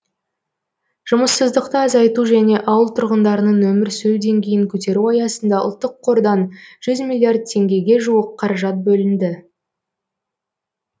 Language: Kazakh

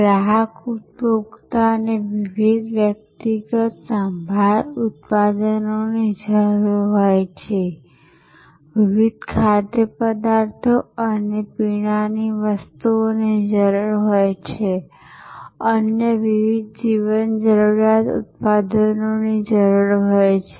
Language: Gujarati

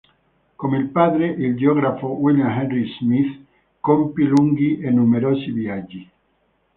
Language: Italian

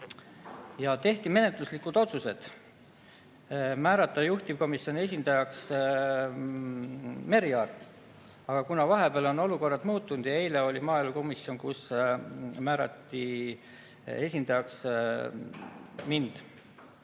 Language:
Estonian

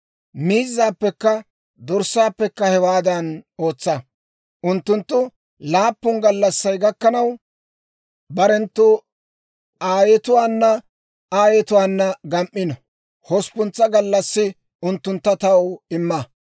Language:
Dawro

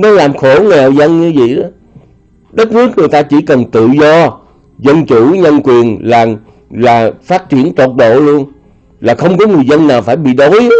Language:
Vietnamese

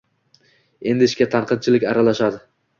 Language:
Uzbek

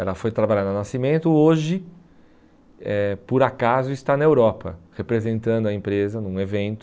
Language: Portuguese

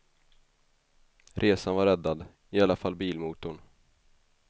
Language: Swedish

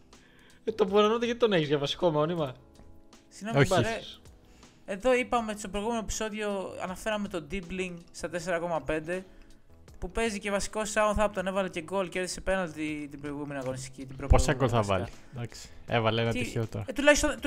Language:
Greek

